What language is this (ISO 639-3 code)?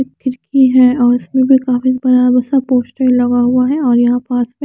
hin